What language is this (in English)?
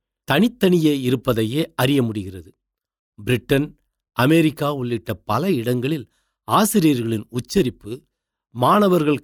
Tamil